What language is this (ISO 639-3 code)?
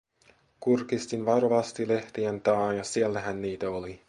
fin